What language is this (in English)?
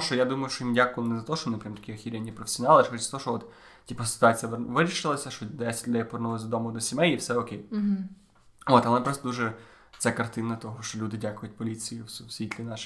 Ukrainian